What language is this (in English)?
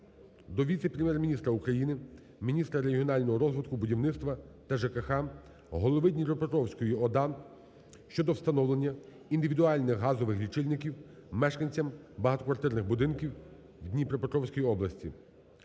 Ukrainian